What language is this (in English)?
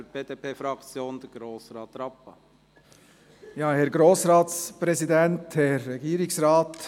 Swiss German